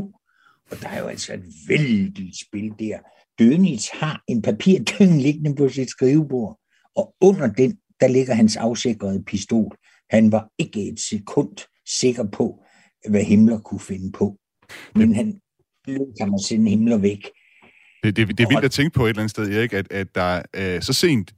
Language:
Danish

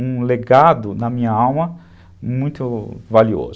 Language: Portuguese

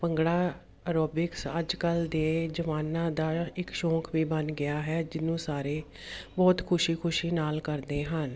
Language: Punjabi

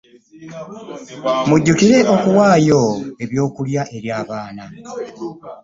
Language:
Ganda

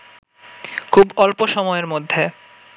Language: Bangla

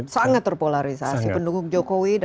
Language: Indonesian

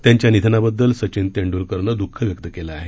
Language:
Marathi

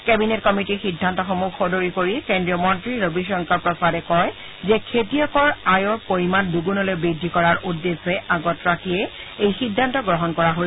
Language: Assamese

